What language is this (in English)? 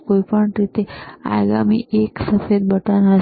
Gujarati